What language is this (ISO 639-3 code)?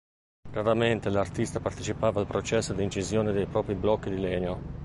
ita